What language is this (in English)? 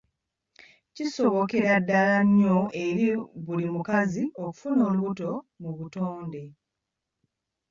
Ganda